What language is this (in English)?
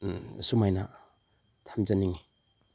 Manipuri